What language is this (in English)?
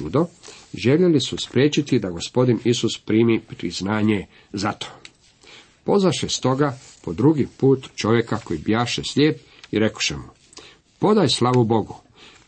Croatian